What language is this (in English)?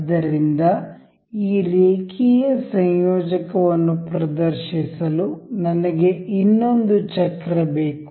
Kannada